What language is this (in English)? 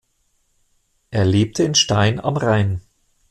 German